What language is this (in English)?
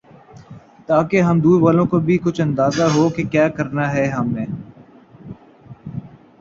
Urdu